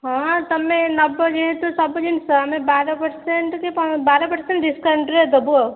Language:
Odia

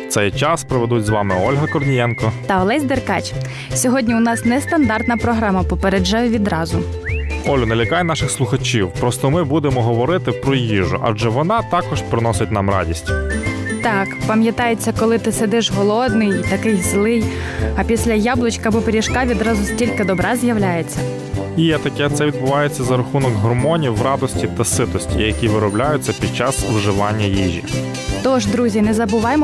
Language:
Ukrainian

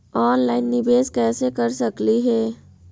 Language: Magahi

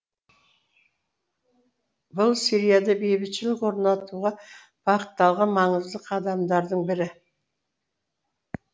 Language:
Kazakh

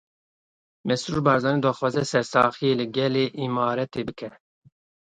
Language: Kurdish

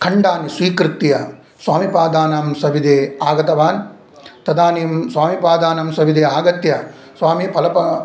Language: Sanskrit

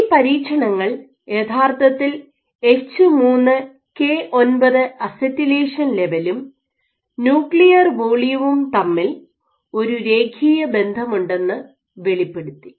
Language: Malayalam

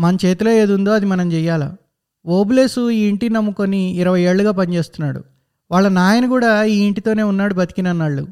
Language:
Telugu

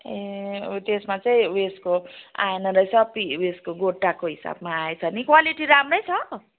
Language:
Nepali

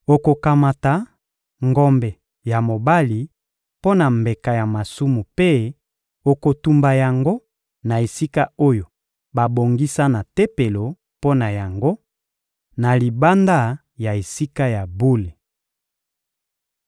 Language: Lingala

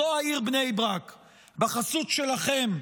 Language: Hebrew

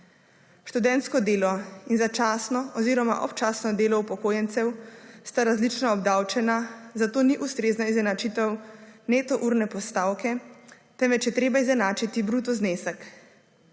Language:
Slovenian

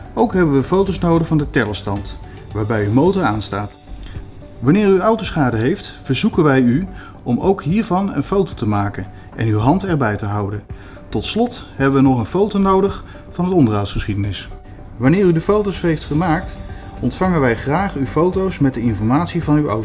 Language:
Dutch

